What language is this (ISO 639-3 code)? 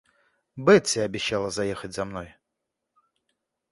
rus